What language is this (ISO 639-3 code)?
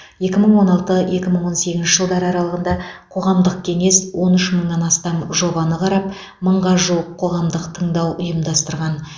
kaz